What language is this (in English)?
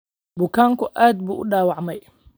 Somali